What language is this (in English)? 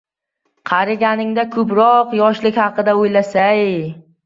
Uzbek